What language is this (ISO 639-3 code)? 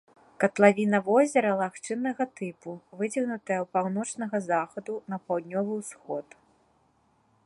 bel